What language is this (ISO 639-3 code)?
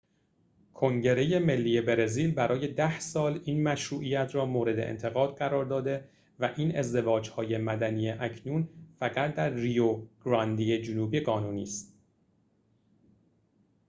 fas